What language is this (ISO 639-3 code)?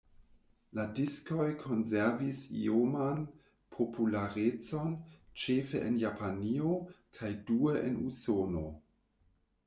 epo